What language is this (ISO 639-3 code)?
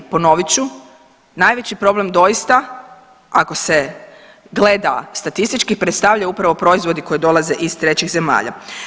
hrv